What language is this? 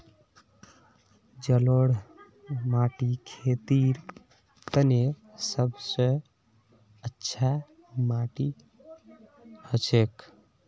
Magahi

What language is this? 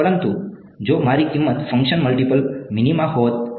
Gujarati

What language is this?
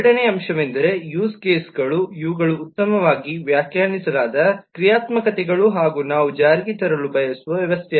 Kannada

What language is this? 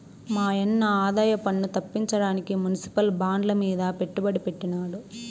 Telugu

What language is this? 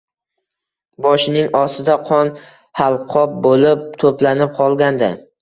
Uzbek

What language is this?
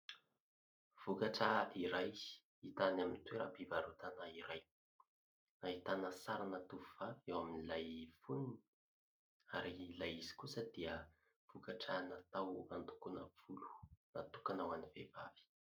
Malagasy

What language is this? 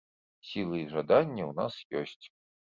Belarusian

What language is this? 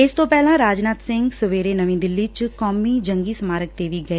Punjabi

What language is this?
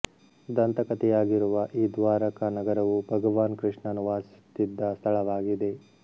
Kannada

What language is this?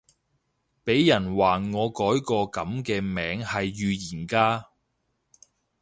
Cantonese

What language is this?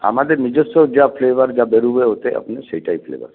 Bangla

